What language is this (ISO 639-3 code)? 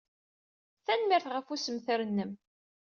kab